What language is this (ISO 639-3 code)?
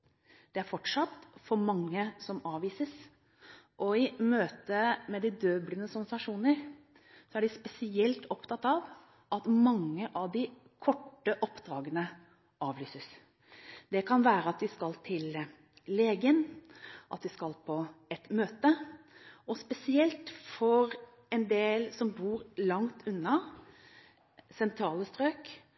nob